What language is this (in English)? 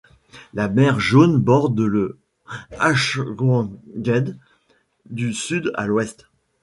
French